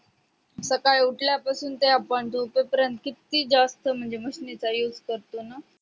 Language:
Marathi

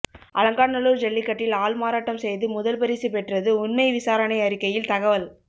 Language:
Tamil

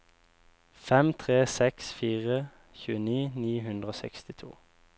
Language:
Norwegian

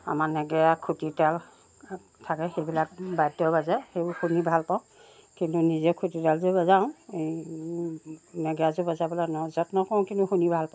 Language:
Assamese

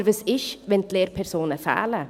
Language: Swiss German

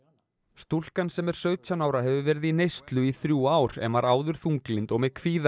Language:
Icelandic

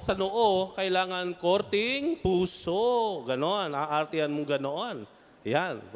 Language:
Filipino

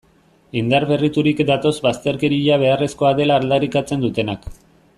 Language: Basque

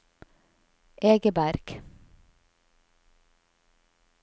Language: Norwegian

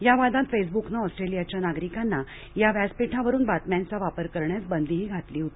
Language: Marathi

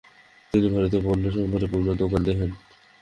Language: Bangla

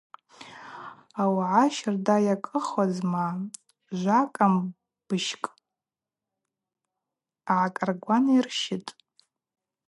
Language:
Abaza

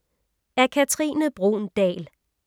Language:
Danish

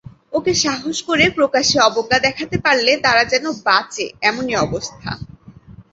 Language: Bangla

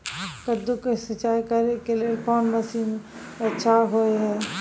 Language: Maithili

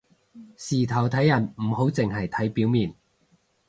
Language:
Cantonese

